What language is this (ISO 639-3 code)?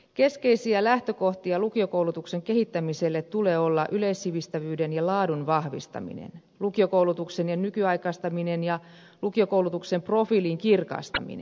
fin